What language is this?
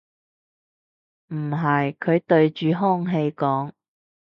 Cantonese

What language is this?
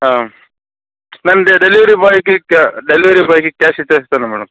Telugu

